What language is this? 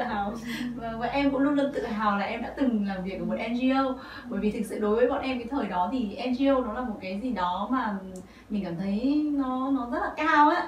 Vietnamese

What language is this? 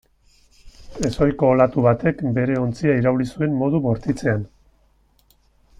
Basque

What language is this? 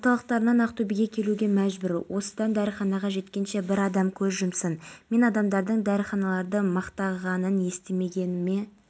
Kazakh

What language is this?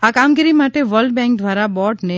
Gujarati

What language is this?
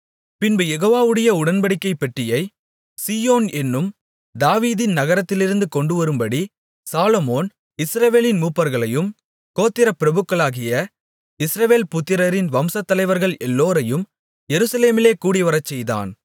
Tamil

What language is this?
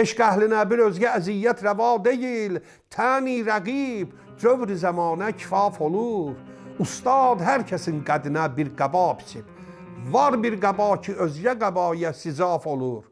Azerbaijani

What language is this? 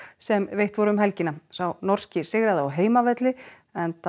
Icelandic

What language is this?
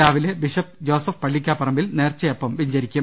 Malayalam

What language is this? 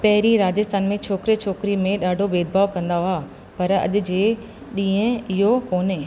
Sindhi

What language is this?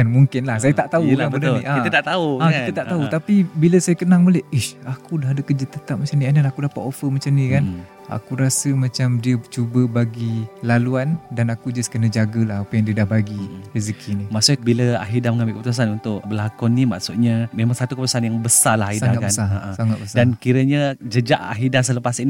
Malay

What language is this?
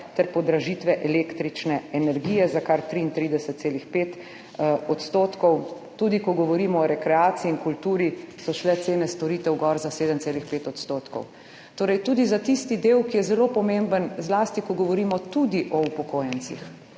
Slovenian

